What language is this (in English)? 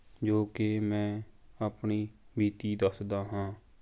Punjabi